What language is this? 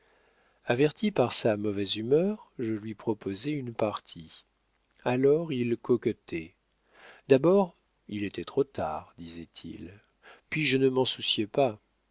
French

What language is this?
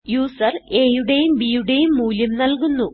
Malayalam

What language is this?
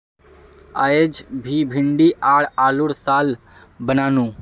Magahi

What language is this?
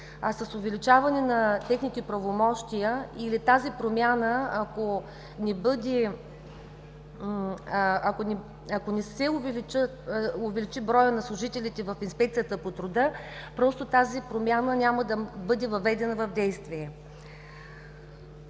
Bulgarian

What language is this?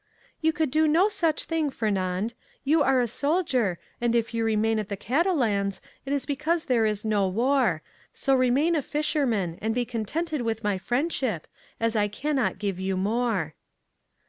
English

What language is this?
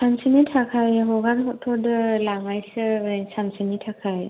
Bodo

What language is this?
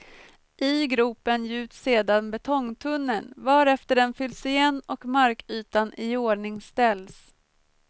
Swedish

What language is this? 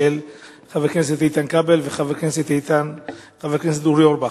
Hebrew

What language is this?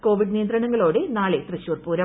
Malayalam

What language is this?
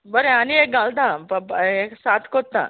Konkani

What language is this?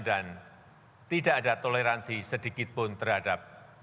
Indonesian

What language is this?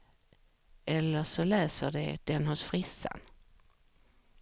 Swedish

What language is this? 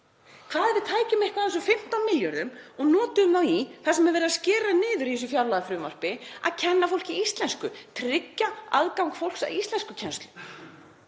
Icelandic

